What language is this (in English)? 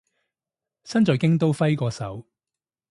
Cantonese